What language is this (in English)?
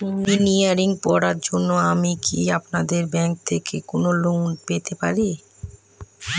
Bangla